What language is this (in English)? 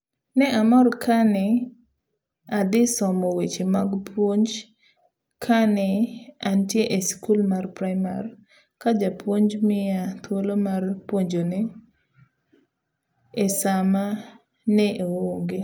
Luo (Kenya and Tanzania)